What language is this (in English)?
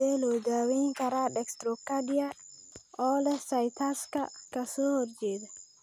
Somali